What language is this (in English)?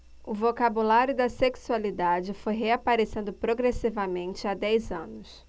Portuguese